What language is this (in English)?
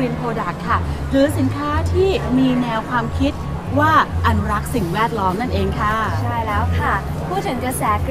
Thai